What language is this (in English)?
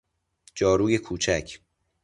Persian